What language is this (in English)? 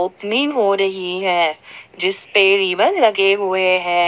Hindi